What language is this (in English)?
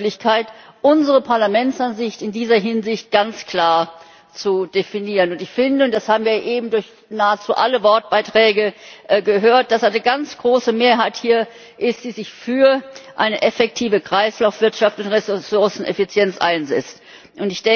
German